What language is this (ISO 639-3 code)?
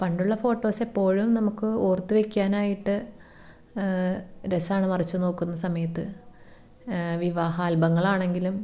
mal